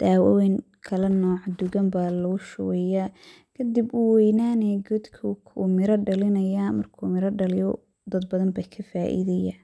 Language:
Somali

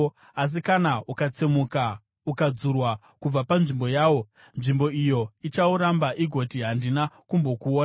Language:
Shona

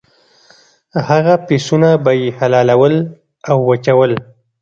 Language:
Pashto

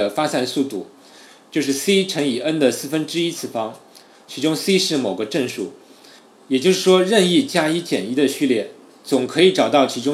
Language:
Chinese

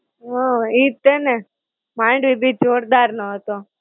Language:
Gujarati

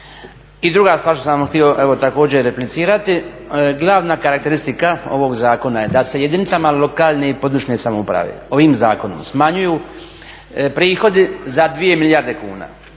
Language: Croatian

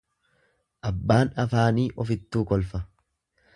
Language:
Oromo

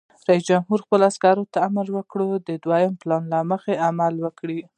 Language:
Pashto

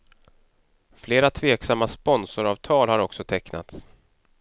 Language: Swedish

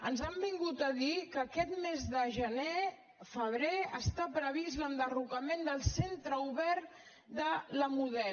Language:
Catalan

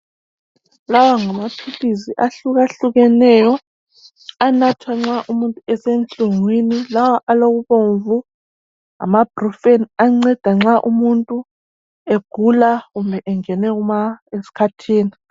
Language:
North Ndebele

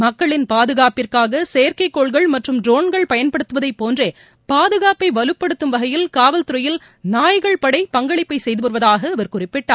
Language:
Tamil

